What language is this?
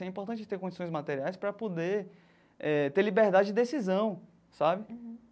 Portuguese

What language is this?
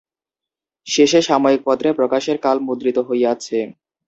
Bangla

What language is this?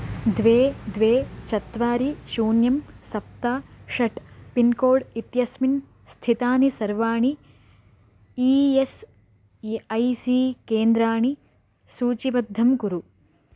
Sanskrit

